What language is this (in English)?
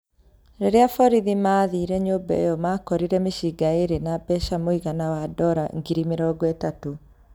Kikuyu